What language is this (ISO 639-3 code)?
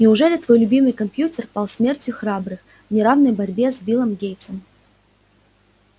rus